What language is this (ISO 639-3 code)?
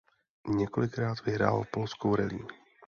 ces